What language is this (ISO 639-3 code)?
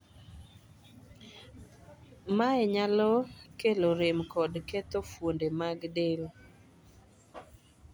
luo